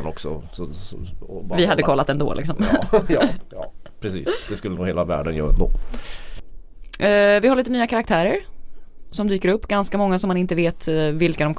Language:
Swedish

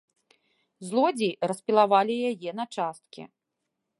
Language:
Belarusian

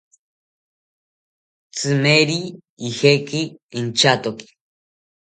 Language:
South Ucayali Ashéninka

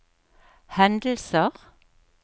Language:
Norwegian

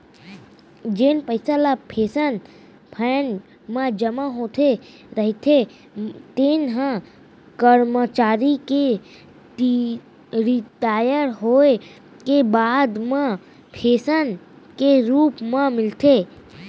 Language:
Chhattisgarhi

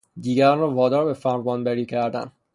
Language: Persian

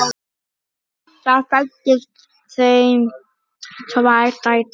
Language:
Icelandic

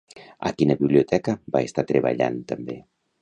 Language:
Catalan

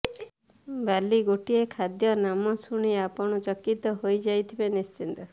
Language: Odia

